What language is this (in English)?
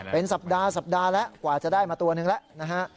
Thai